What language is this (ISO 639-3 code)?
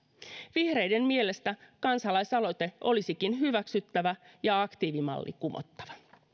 fin